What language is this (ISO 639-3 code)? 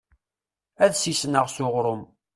kab